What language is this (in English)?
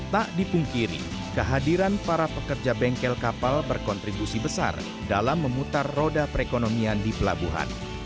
Indonesian